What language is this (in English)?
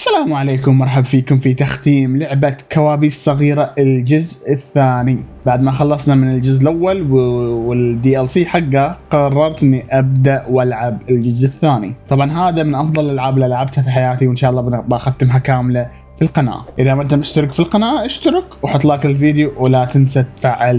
Arabic